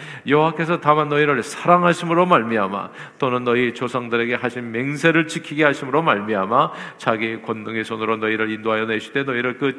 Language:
Korean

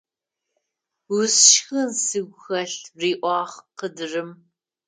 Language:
Adyghe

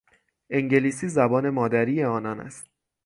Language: Persian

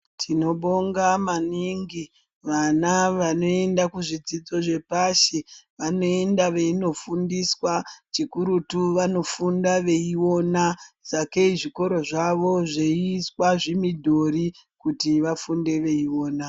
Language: Ndau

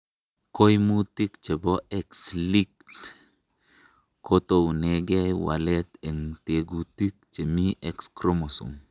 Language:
Kalenjin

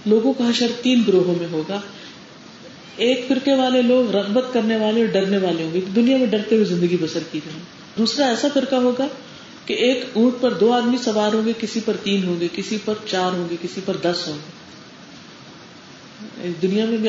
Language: Urdu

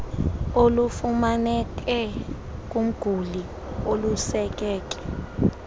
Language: Xhosa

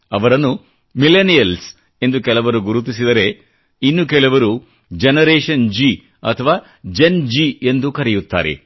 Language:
Kannada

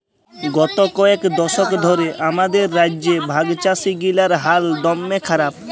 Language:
Bangla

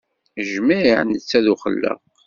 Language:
Kabyle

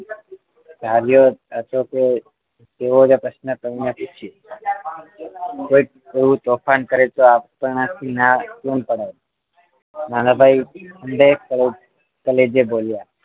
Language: Gujarati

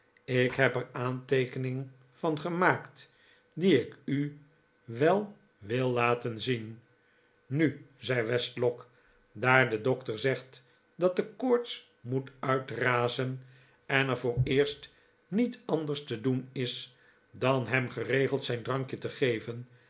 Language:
Dutch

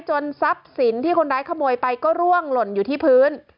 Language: Thai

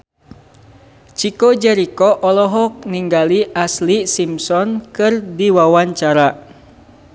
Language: Sundanese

